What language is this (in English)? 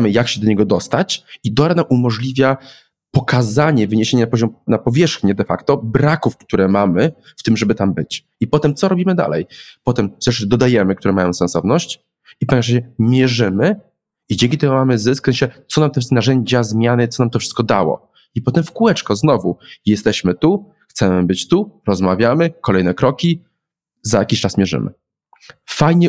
Polish